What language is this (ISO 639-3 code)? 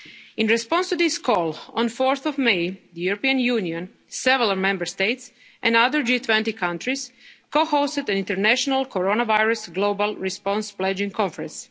eng